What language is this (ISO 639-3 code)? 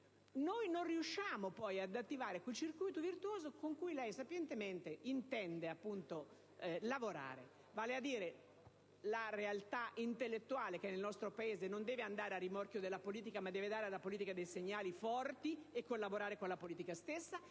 ita